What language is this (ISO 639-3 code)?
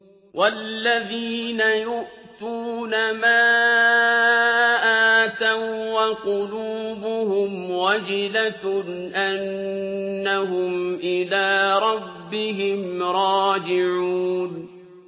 ara